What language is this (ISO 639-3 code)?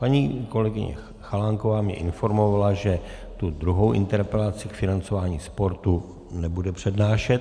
ces